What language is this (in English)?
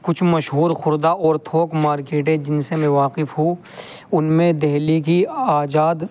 Urdu